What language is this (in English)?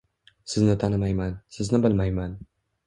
Uzbek